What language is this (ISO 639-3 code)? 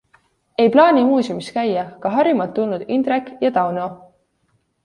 est